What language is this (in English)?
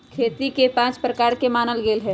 Magahi